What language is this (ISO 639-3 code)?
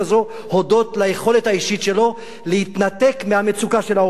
heb